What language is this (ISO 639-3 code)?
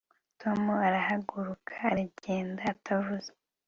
kin